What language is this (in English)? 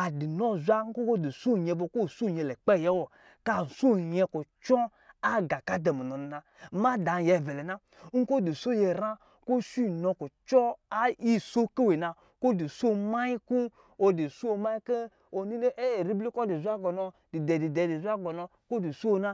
Lijili